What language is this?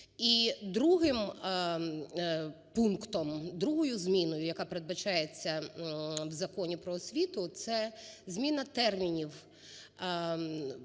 Ukrainian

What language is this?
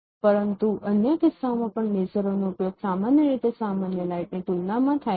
Gujarati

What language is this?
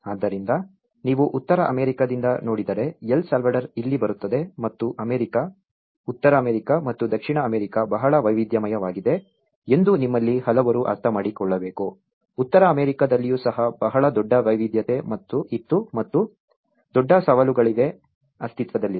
Kannada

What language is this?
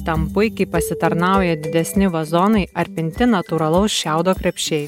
Lithuanian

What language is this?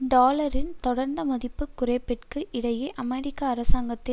Tamil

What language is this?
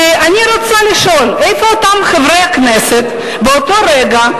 Hebrew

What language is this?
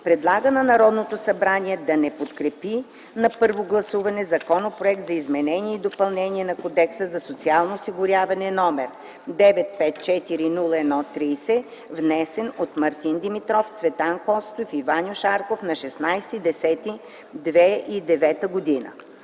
Bulgarian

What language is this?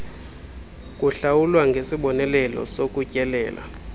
Xhosa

